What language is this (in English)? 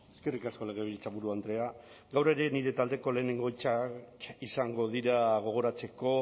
Basque